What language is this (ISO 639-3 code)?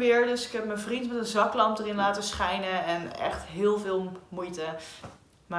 nld